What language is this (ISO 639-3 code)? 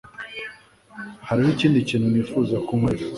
kin